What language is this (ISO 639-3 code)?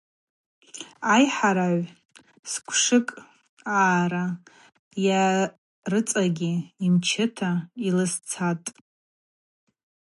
abq